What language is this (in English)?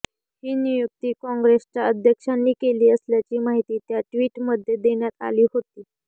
Marathi